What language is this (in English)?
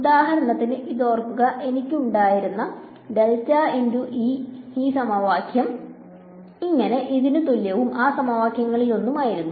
Malayalam